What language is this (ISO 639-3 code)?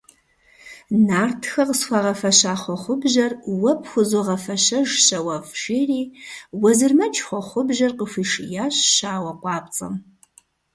kbd